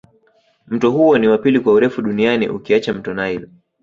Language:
Swahili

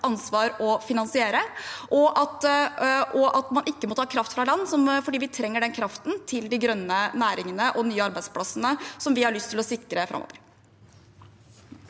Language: Norwegian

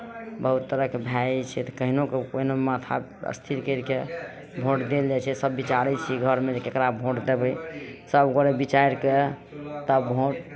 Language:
Maithili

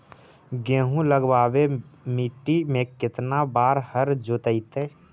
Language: Magahi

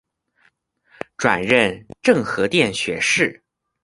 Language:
Chinese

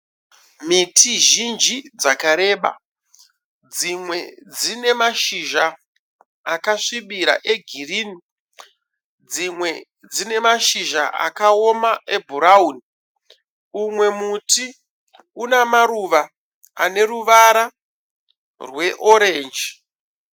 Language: Shona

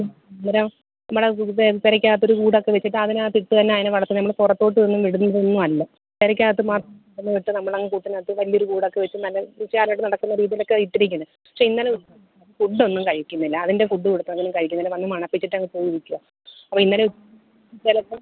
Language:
Malayalam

